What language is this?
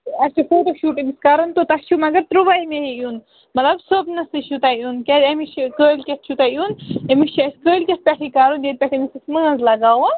Kashmiri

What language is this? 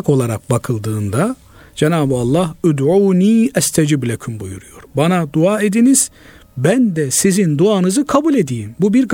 Turkish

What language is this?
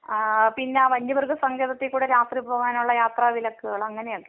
Malayalam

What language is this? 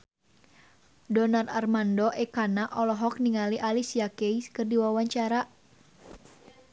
Sundanese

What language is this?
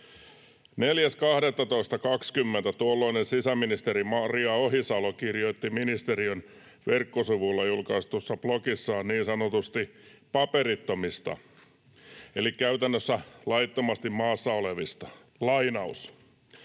Finnish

